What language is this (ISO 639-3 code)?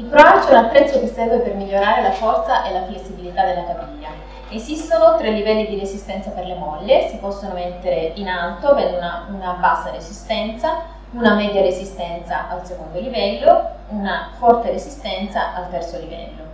ita